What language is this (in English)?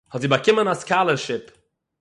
Yiddish